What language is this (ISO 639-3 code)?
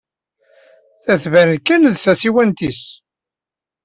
kab